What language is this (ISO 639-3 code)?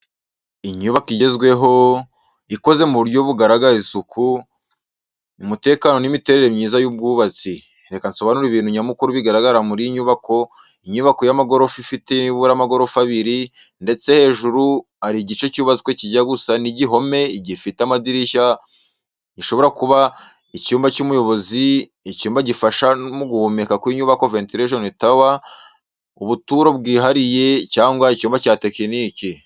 kin